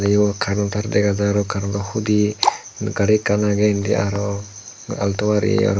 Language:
Chakma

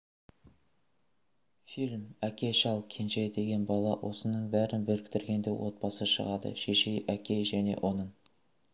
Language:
Kazakh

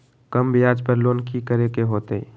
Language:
Magahi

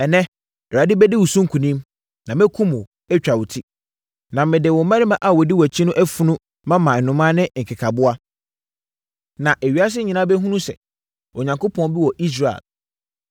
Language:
Akan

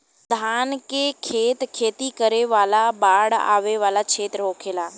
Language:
Bhojpuri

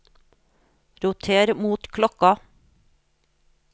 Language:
Norwegian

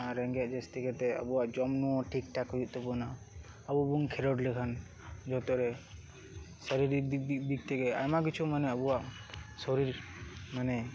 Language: Santali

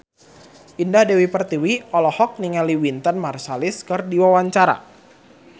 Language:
Sundanese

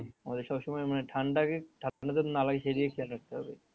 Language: Bangla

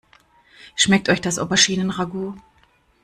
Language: German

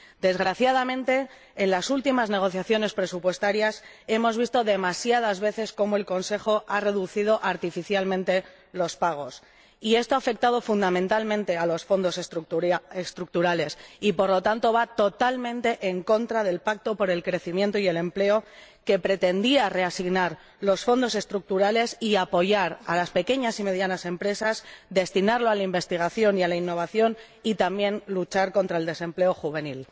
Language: Spanish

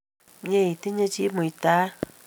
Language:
Kalenjin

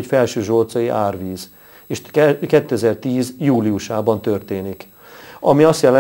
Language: Hungarian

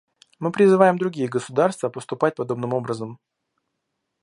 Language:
Russian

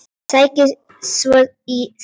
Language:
Icelandic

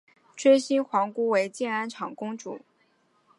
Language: Chinese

